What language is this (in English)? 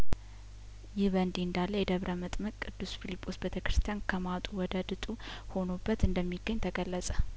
Amharic